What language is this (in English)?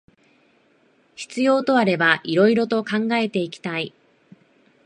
Japanese